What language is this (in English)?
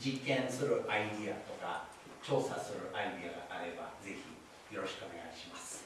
Japanese